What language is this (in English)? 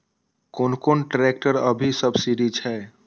Maithili